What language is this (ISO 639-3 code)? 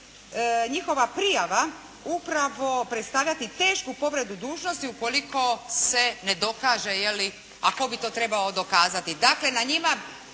hrv